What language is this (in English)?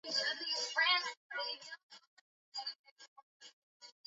Swahili